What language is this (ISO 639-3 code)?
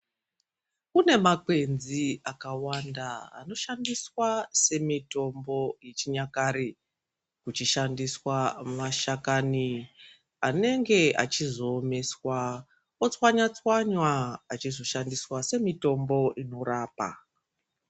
ndc